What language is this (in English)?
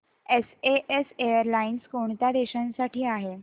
Marathi